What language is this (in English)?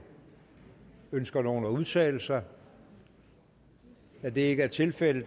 Danish